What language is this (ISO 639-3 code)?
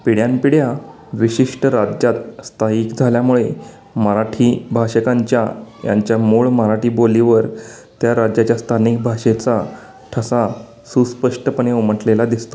mar